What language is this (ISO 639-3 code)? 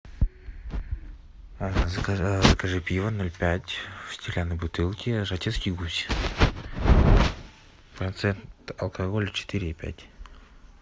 rus